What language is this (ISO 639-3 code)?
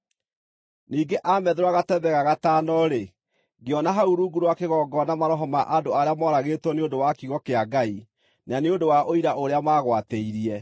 kik